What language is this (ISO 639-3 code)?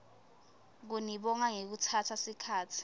ssw